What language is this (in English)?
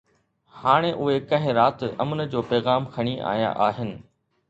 Sindhi